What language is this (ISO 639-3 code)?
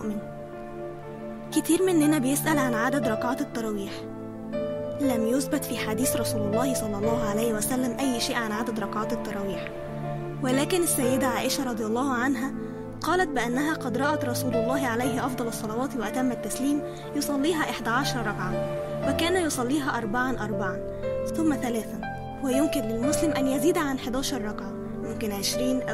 ara